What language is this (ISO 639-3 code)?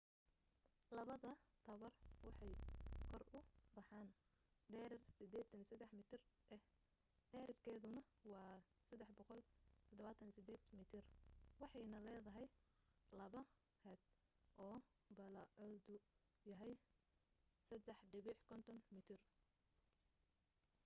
som